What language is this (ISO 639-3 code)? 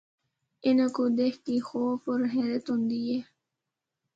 hno